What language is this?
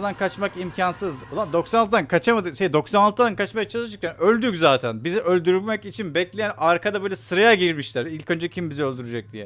Turkish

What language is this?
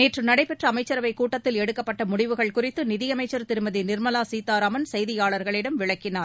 Tamil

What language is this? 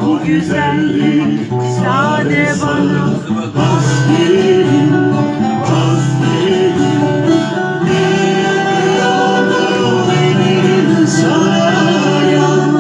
Turkish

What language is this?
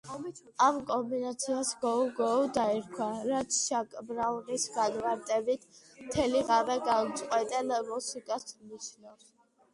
Georgian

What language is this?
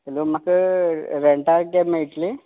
Konkani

